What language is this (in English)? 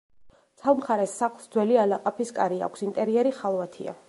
Georgian